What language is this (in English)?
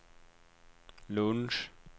Swedish